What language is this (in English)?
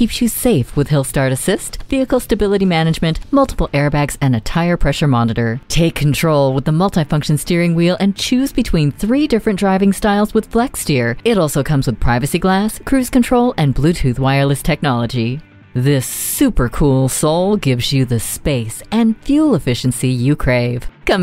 English